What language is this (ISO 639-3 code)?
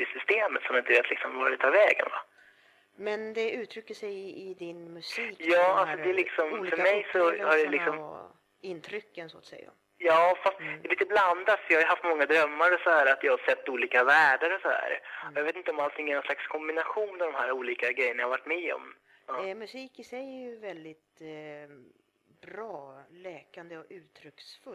swe